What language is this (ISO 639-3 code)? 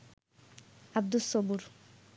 ben